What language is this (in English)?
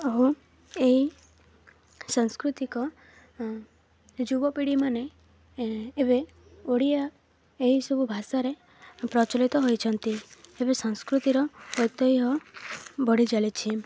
Odia